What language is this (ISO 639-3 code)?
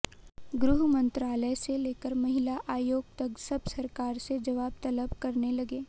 hin